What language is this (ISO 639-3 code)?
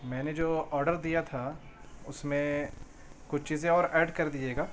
urd